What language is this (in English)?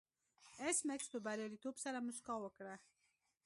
Pashto